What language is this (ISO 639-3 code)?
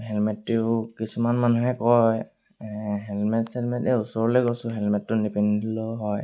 asm